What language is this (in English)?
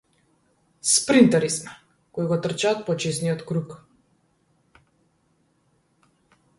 Macedonian